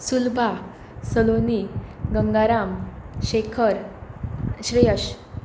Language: Konkani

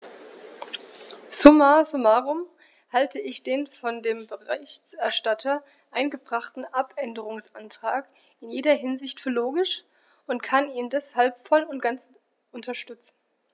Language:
German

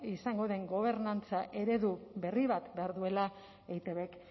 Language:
Basque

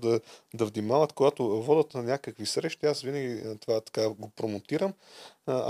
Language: Bulgarian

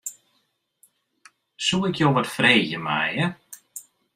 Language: Western Frisian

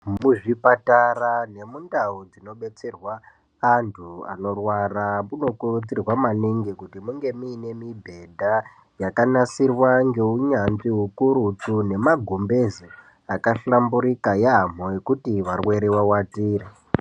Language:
Ndau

